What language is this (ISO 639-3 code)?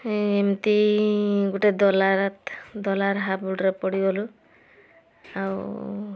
ori